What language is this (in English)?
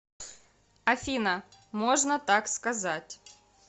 Russian